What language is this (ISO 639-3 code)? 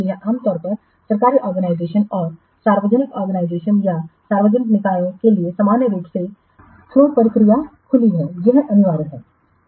hin